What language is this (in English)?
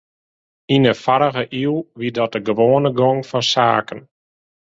Western Frisian